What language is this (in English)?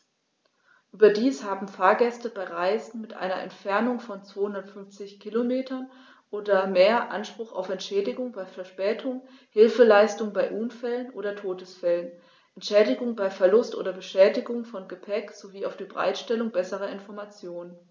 German